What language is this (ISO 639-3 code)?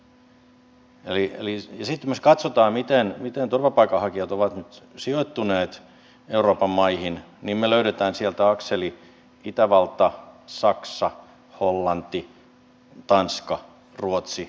fin